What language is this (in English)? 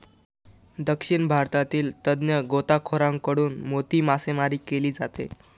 Marathi